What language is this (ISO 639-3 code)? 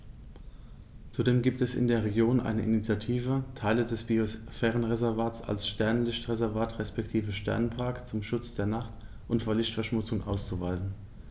deu